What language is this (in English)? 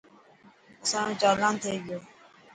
Dhatki